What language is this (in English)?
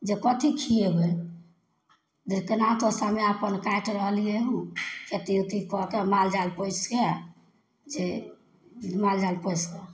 Maithili